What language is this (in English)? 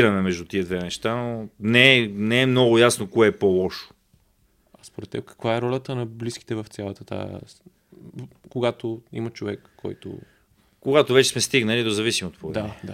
Bulgarian